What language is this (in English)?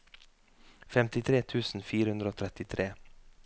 Norwegian